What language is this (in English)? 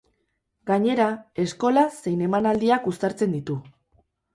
Basque